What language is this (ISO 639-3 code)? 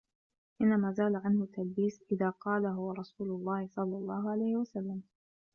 ara